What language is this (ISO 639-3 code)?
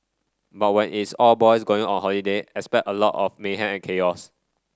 eng